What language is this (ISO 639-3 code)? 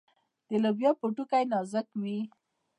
pus